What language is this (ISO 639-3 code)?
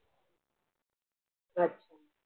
mar